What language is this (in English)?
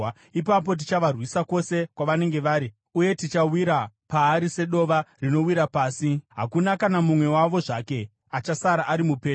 Shona